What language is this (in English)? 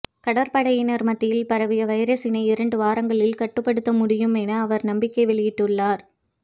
Tamil